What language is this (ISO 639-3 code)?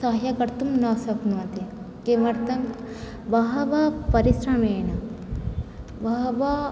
san